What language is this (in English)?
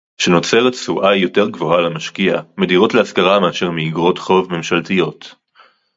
Hebrew